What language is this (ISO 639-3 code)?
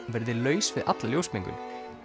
isl